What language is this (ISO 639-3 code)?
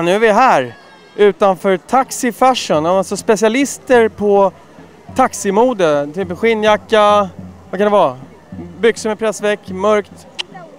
swe